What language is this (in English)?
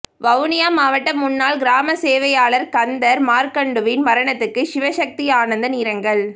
Tamil